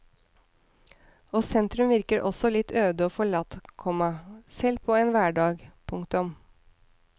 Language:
Norwegian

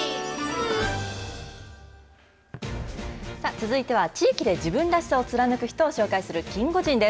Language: Japanese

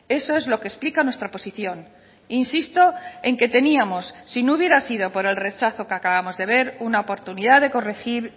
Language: Spanish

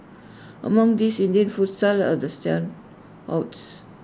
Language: English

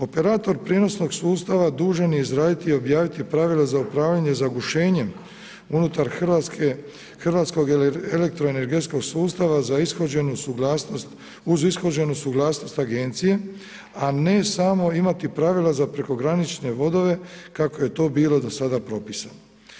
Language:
Croatian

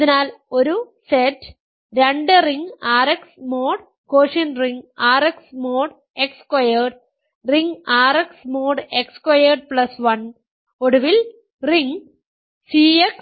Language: Malayalam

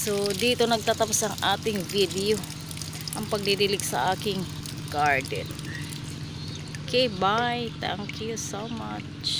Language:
Filipino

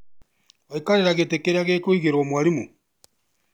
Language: Kikuyu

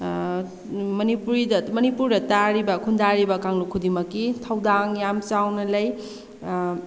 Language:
Manipuri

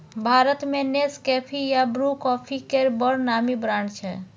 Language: Maithili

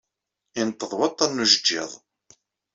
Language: Kabyle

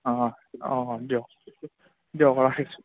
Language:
Assamese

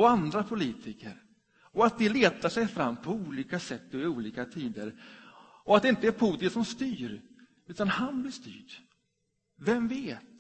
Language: Swedish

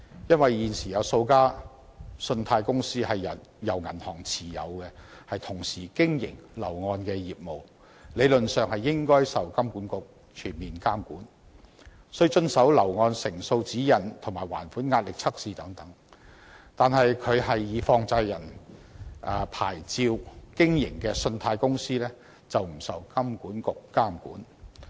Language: Cantonese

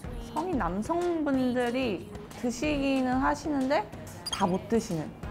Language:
Korean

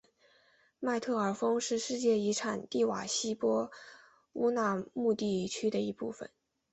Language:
Chinese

